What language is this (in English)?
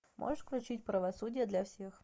Russian